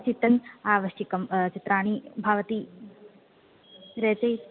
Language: Sanskrit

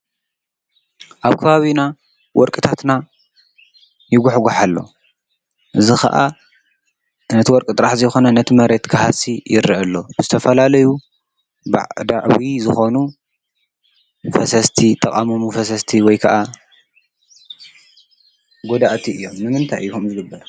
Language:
Tigrinya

